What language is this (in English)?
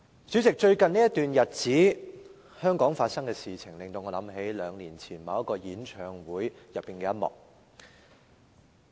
Cantonese